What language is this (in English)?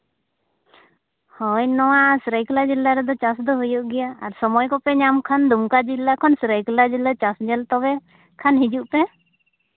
Santali